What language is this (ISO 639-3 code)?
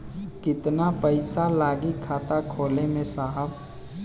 bho